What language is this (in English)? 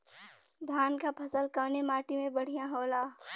Bhojpuri